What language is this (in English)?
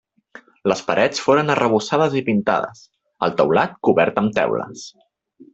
Catalan